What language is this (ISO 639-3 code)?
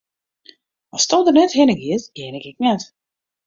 fry